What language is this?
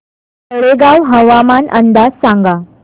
Marathi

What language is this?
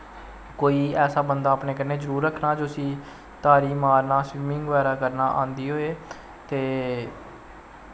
Dogri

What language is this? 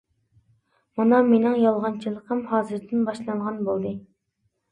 Uyghur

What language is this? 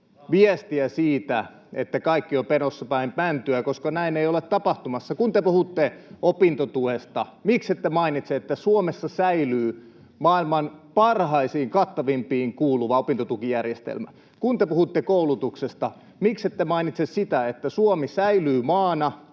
Finnish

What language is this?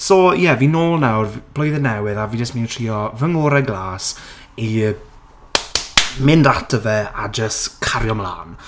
Welsh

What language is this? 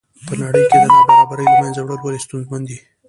Pashto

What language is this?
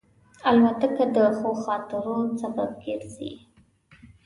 Pashto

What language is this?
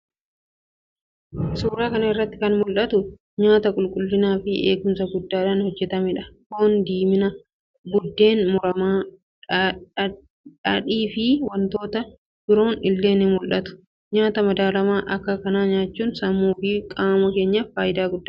Oromo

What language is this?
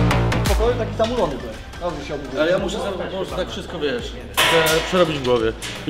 Polish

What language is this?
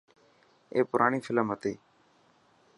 Dhatki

